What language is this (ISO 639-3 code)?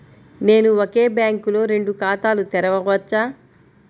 tel